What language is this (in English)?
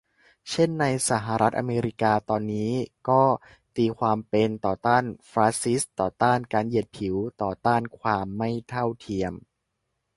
Thai